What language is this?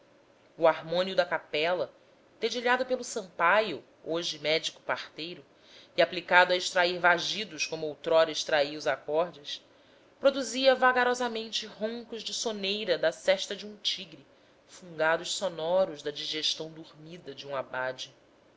Portuguese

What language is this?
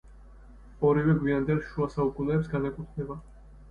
Georgian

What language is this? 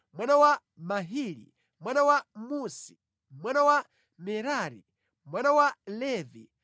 Nyanja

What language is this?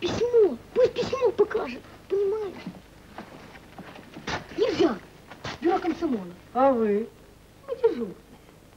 Russian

